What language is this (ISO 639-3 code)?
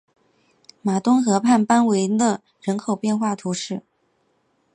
zho